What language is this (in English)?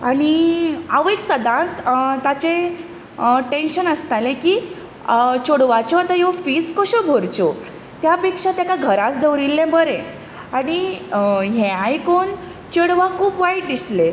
Konkani